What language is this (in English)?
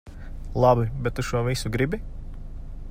Latvian